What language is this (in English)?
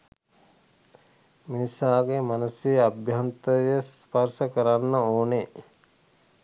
Sinhala